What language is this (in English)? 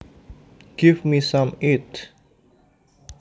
Javanese